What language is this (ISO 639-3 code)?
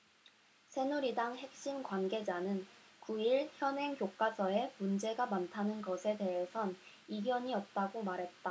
kor